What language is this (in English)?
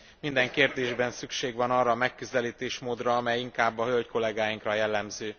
Hungarian